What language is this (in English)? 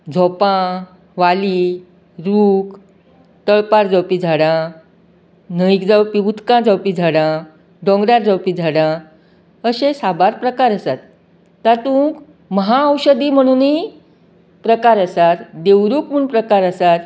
Konkani